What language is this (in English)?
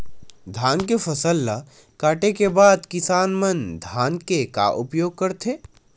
Chhattisgarhi